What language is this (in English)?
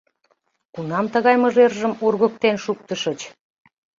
Mari